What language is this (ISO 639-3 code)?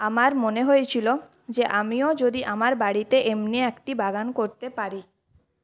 ben